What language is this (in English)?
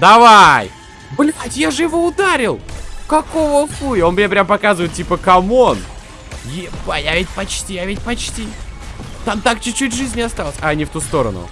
Russian